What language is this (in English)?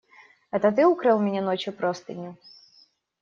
Russian